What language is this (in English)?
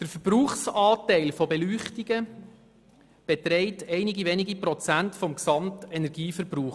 Swiss German